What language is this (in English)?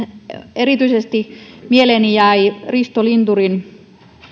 Finnish